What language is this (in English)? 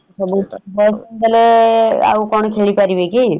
Odia